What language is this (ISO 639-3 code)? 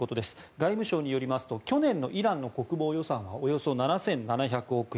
jpn